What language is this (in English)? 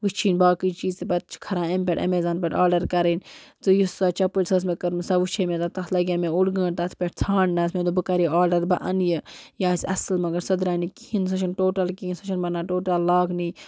Kashmiri